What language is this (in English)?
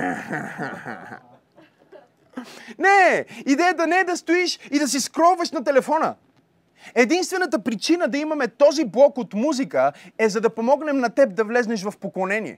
Bulgarian